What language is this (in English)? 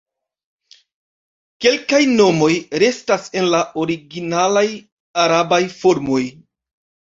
Esperanto